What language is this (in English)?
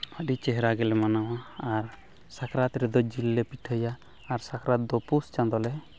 Santali